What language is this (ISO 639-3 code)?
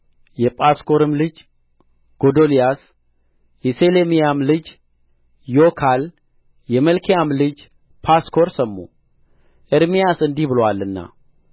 amh